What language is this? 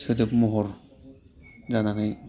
Bodo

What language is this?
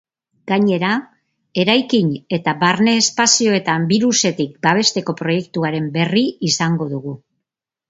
Basque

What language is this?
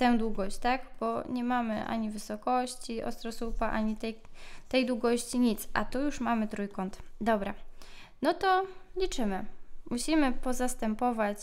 Polish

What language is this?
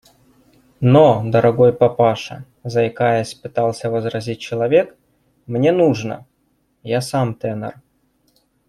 Russian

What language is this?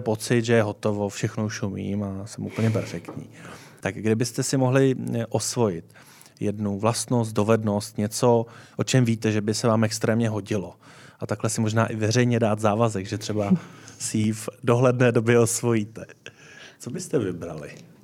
Czech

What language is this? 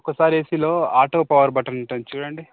Telugu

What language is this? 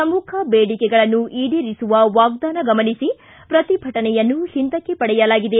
Kannada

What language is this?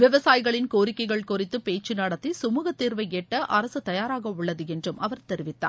Tamil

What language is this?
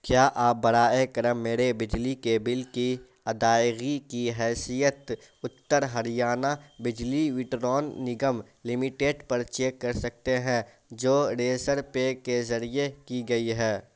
Urdu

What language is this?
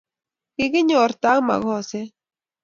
Kalenjin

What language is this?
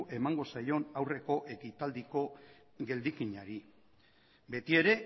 Basque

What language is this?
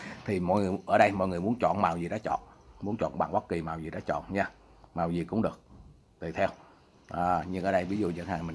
Vietnamese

